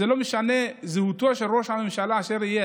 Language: Hebrew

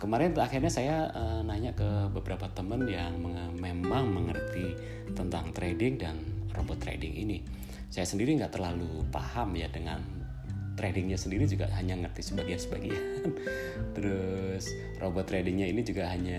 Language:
Indonesian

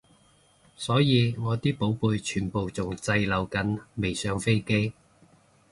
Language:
Cantonese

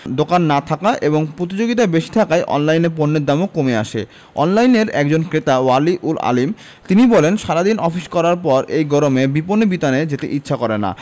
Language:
Bangla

